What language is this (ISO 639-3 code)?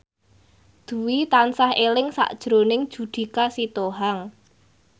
jav